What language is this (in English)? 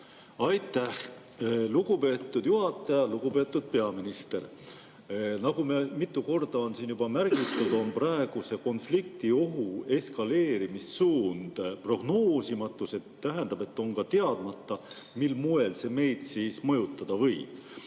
Estonian